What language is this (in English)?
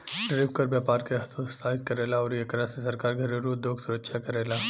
Bhojpuri